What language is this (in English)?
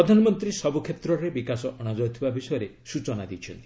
Odia